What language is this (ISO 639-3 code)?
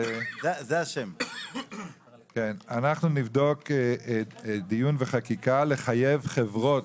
heb